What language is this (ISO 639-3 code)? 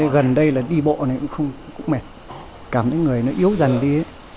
vie